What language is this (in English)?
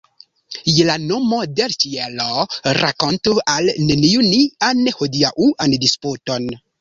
Esperanto